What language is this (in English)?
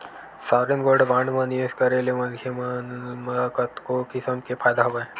Chhattisgarhi